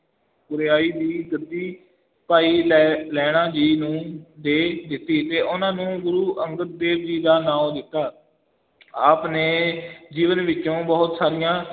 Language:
Punjabi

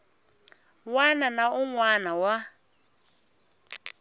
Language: Tsonga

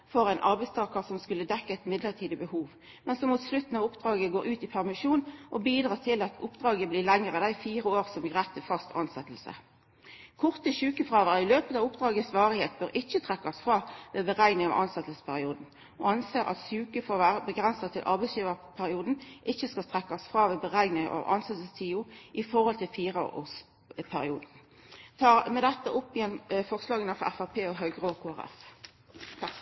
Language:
Norwegian Nynorsk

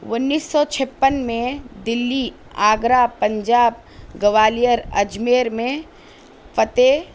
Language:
Urdu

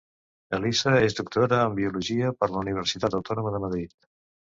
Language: Catalan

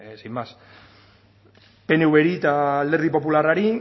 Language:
Basque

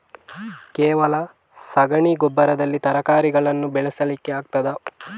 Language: Kannada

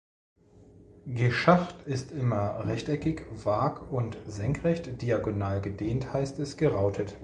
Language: German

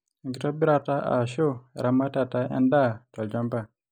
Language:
Masai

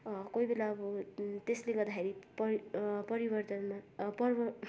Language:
Nepali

